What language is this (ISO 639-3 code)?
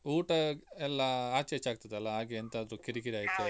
kan